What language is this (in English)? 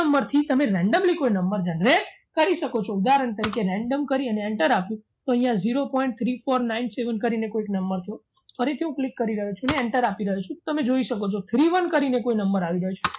Gujarati